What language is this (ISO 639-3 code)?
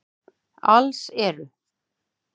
isl